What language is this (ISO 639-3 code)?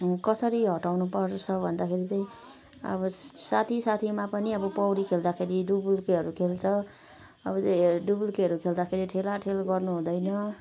nep